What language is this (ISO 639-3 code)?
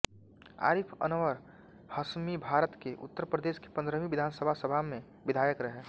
hin